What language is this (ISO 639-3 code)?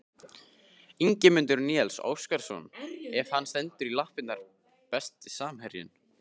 isl